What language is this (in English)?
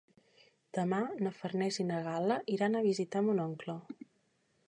Catalan